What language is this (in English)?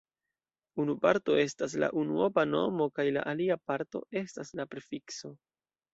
Esperanto